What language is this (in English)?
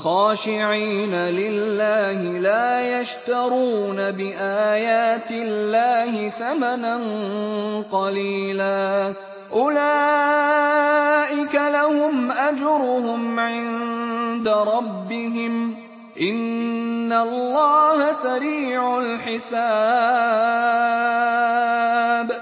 Arabic